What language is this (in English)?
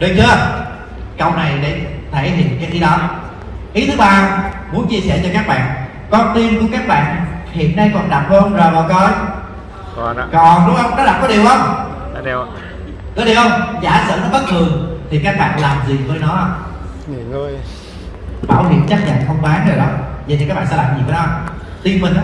Vietnamese